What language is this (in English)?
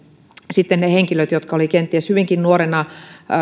Finnish